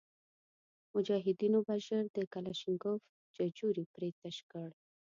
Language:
Pashto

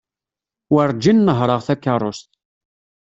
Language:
Kabyle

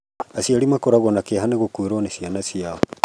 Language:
Kikuyu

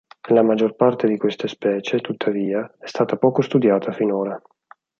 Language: Italian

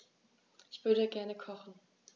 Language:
German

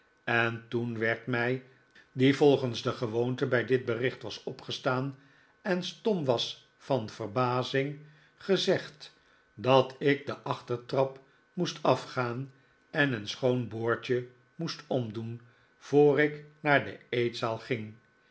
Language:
Dutch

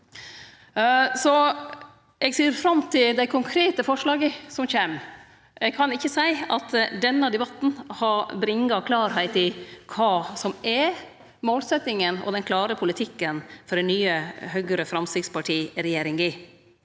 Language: Norwegian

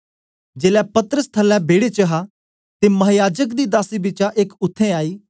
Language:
Dogri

